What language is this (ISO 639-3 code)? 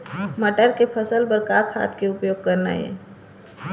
hne